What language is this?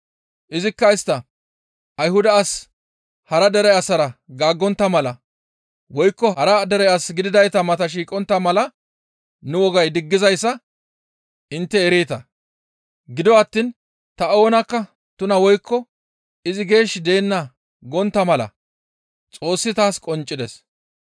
Gamo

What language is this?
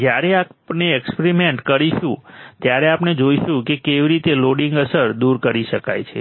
Gujarati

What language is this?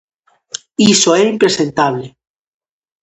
Galician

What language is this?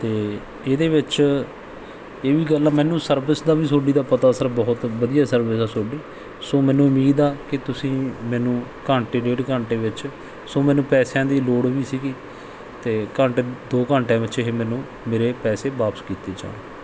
Punjabi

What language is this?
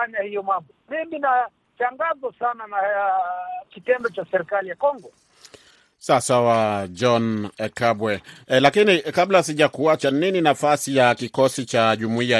Swahili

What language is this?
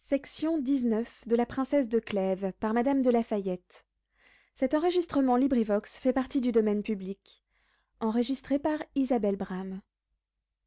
French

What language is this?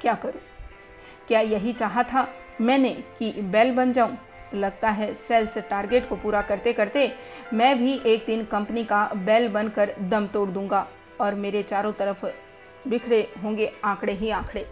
Hindi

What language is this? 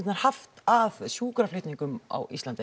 Icelandic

